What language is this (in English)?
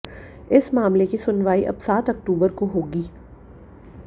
Hindi